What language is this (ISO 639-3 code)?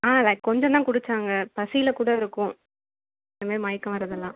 tam